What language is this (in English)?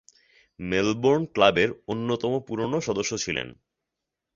Bangla